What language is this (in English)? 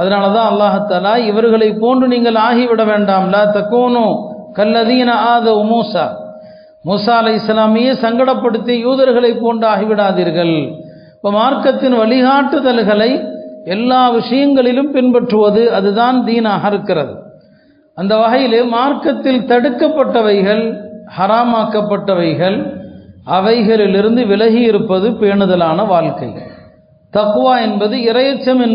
Arabic